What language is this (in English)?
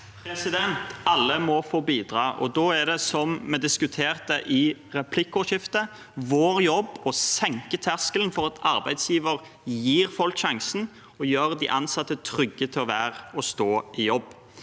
Norwegian